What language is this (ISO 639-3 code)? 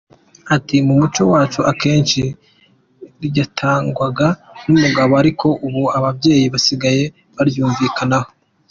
kin